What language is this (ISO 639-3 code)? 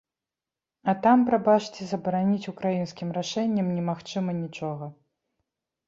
bel